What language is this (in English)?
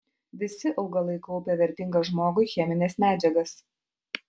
Lithuanian